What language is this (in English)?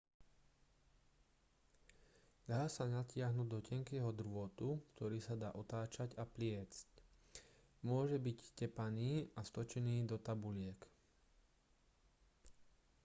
Slovak